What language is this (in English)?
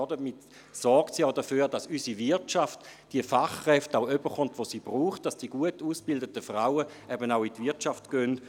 Swiss German